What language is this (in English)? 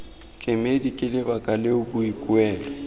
Tswana